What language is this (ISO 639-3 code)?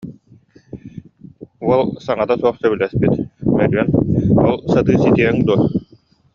sah